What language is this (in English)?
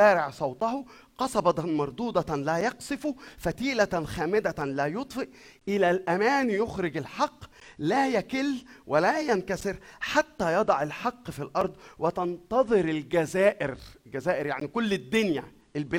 Arabic